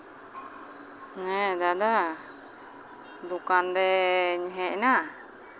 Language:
Santali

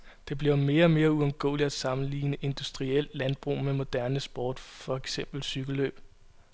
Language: Danish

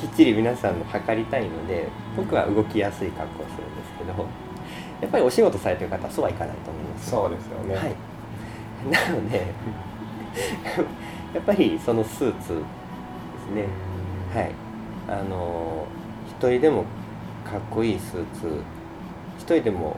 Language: Japanese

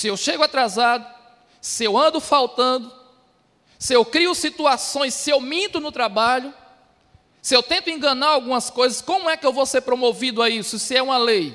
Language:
Portuguese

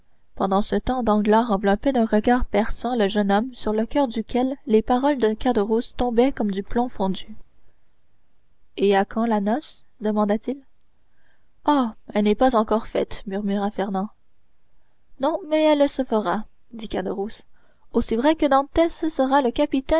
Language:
French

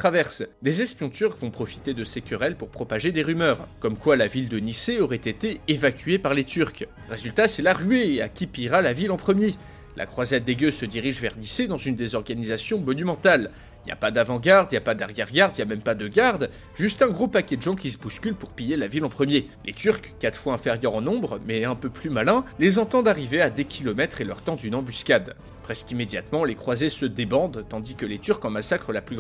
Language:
French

